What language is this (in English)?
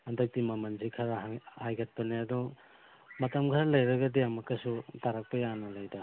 Manipuri